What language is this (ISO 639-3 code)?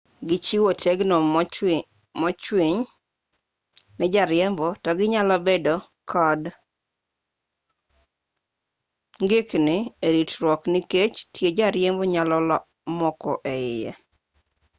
luo